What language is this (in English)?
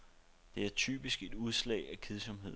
Danish